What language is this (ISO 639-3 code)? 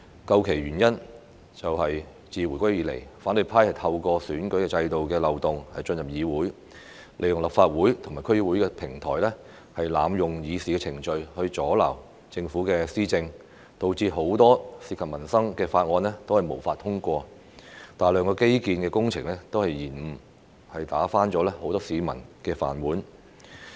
yue